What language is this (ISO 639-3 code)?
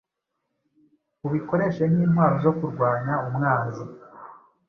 kin